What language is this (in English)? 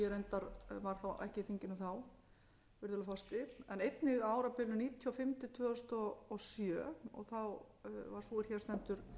Icelandic